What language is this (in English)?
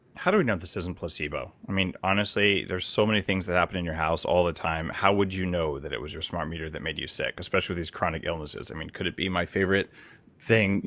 English